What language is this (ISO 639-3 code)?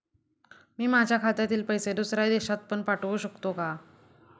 mar